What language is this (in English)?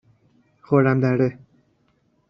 Persian